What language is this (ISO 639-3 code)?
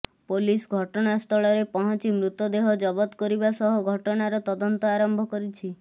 ori